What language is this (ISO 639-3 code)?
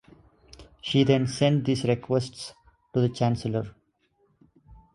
eng